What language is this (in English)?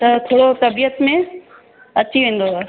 Sindhi